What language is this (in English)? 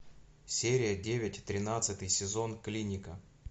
Russian